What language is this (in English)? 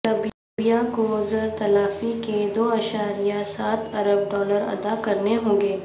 Urdu